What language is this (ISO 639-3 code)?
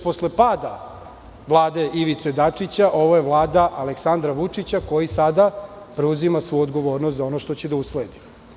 srp